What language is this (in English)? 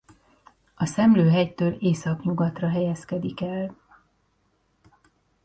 Hungarian